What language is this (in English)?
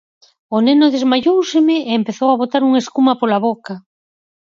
Galician